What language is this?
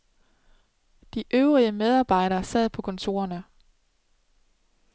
Danish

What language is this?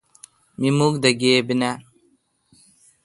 Kalkoti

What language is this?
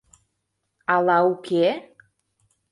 Mari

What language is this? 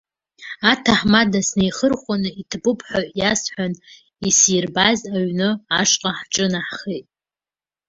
Abkhazian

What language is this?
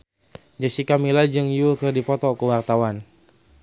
Sundanese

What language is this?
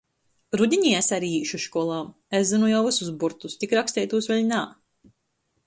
Latgalian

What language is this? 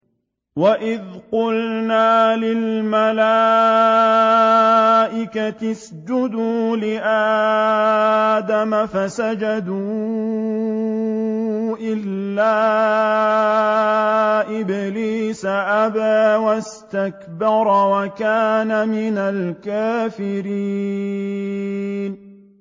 Arabic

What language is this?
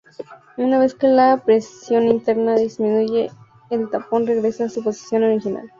Spanish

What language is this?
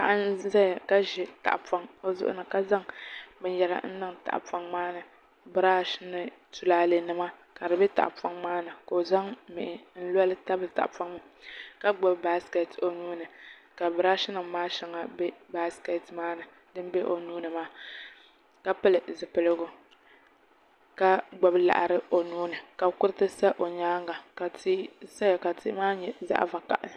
Dagbani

